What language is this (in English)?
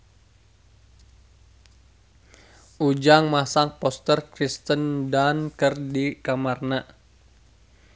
Sundanese